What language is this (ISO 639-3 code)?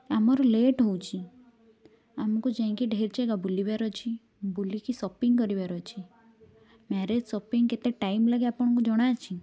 ori